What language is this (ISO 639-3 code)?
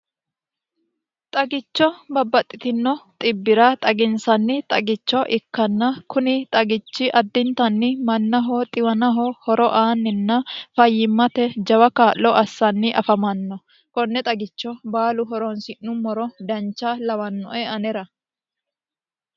sid